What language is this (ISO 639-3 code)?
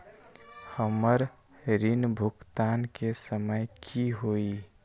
mag